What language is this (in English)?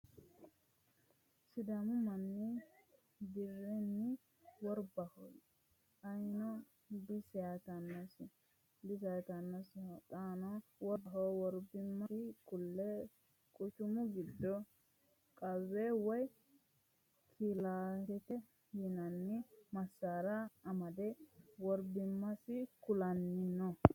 Sidamo